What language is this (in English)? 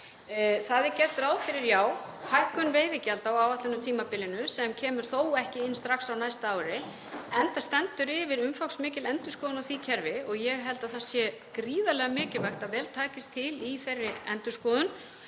Icelandic